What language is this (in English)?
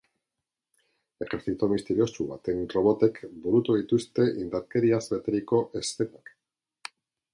Basque